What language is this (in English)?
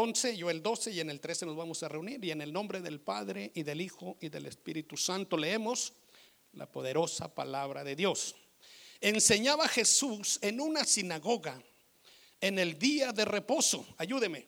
Spanish